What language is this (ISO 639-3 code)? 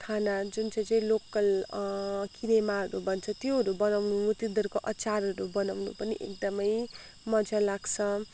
nep